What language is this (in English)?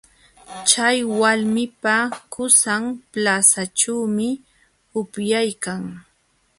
Jauja Wanca Quechua